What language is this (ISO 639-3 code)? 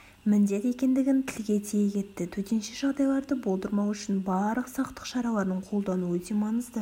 kaz